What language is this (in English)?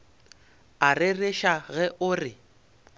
Northern Sotho